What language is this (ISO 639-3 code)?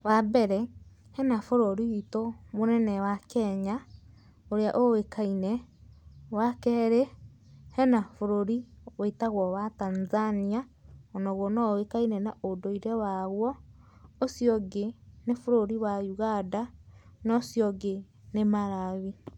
kik